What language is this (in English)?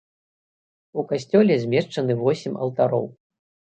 Belarusian